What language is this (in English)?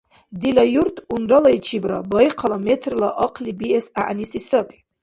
Dargwa